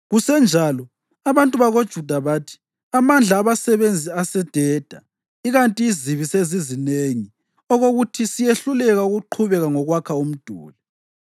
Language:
North Ndebele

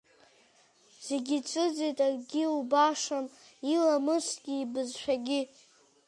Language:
Abkhazian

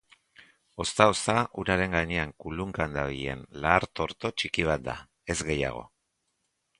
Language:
Basque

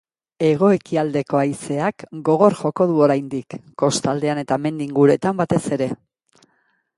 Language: Basque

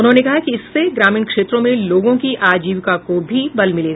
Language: Hindi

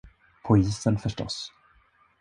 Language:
Swedish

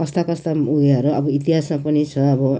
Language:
Nepali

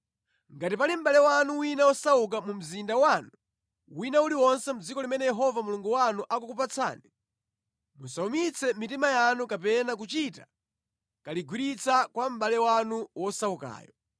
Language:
Nyanja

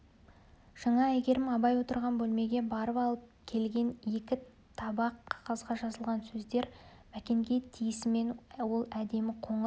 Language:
Kazakh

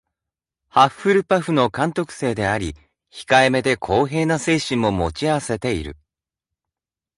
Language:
Japanese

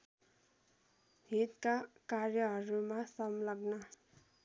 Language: Nepali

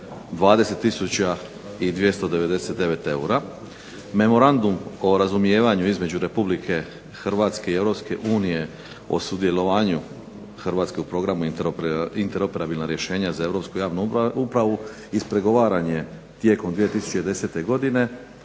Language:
Croatian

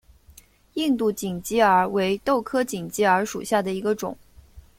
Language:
Chinese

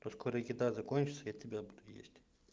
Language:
Russian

